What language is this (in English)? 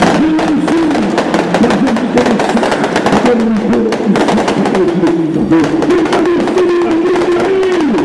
French